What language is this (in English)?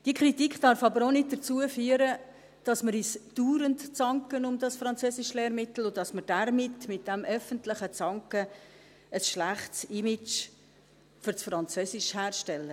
Swiss German